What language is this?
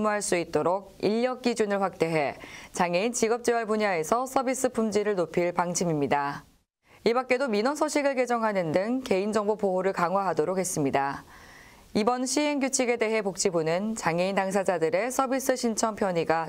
Korean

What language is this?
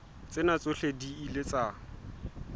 Southern Sotho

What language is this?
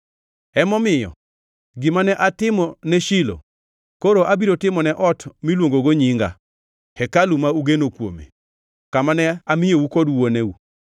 Luo (Kenya and Tanzania)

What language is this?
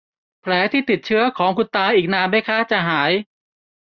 Thai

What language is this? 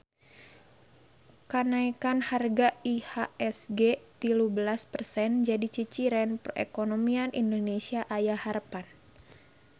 Sundanese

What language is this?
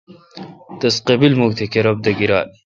Kalkoti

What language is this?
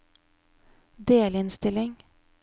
Norwegian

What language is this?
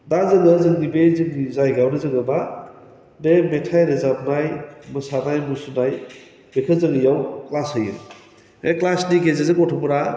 Bodo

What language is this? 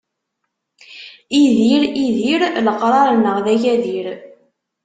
Kabyle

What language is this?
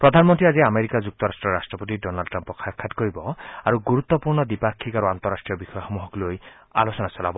Assamese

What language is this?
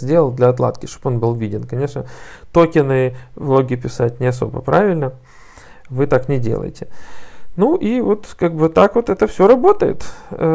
Russian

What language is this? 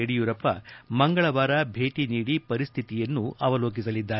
Kannada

